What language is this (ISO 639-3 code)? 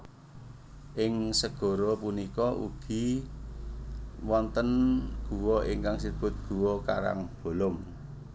jav